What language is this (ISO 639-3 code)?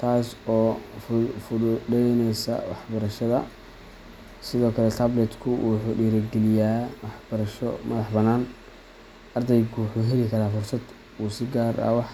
som